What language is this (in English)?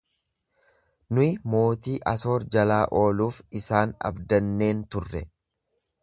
Oromo